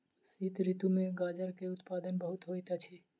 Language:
Maithili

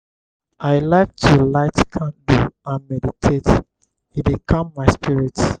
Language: Nigerian Pidgin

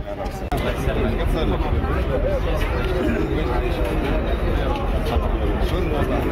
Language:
Arabic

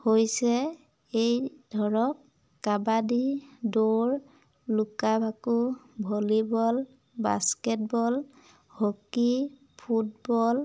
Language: Assamese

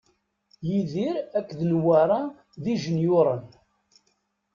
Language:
Kabyle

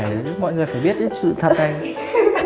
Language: Vietnamese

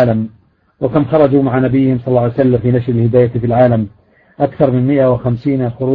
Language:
Arabic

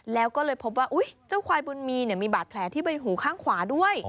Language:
Thai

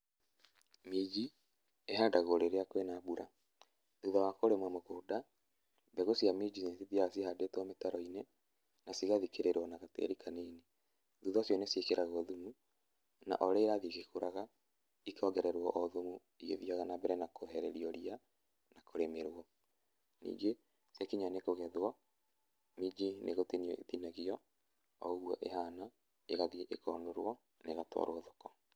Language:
Kikuyu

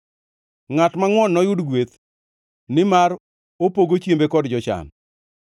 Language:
Luo (Kenya and Tanzania)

